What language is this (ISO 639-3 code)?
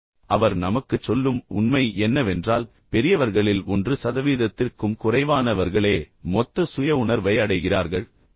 tam